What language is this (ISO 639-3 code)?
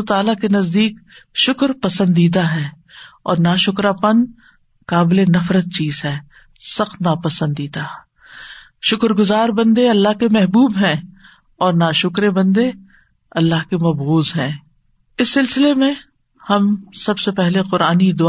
urd